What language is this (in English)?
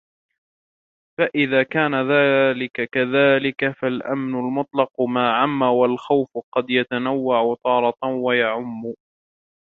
Arabic